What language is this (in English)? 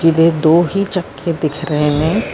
Punjabi